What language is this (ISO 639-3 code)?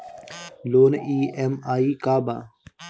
bho